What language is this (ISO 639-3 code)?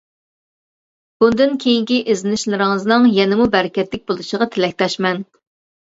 uig